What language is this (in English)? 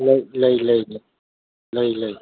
Manipuri